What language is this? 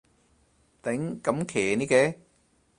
Cantonese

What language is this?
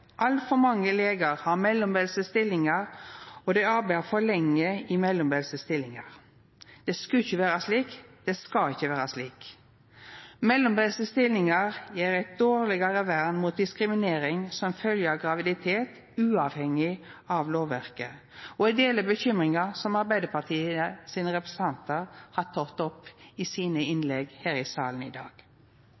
Norwegian Nynorsk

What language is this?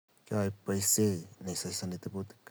Kalenjin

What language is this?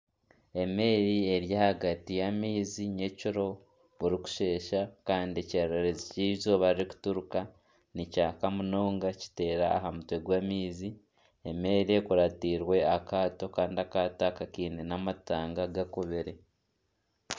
Nyankole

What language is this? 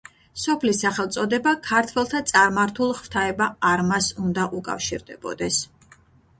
Georgian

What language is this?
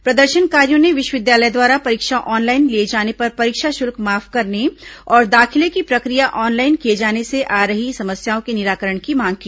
Hindi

